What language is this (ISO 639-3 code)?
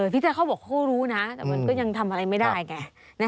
tha